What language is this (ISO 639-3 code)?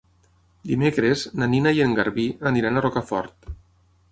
cat